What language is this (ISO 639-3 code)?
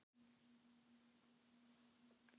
isl